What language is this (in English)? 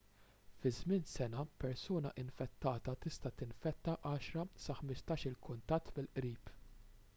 Maltese